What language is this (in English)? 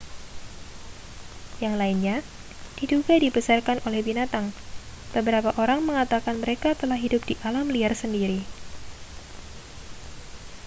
Indonesian